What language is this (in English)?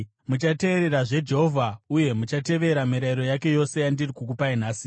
Shona